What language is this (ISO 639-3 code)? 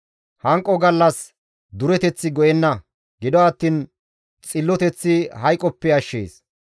gmv